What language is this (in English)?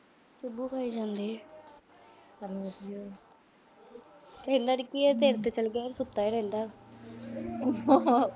Punjabi